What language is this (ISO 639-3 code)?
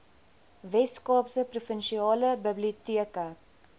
afr